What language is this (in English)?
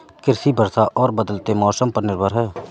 Hindi